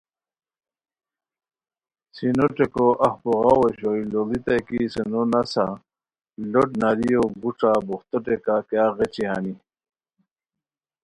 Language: Khowar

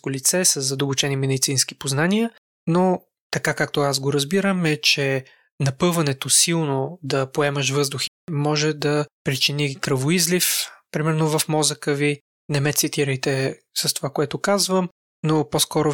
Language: Bulgarian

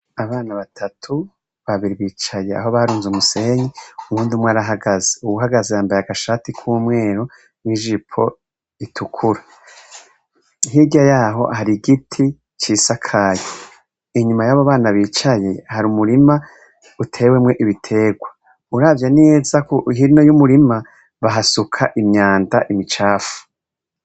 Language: Rundi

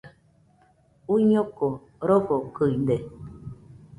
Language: Nüpode Huitoto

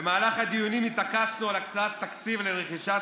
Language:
Hebrew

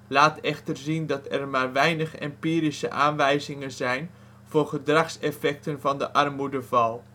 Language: Dutch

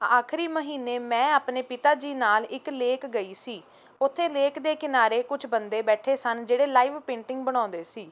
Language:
Punjabi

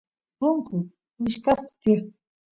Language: Santiago del Estero Quichua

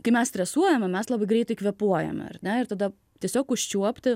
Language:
Lithuanian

